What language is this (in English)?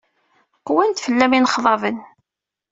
Kabyle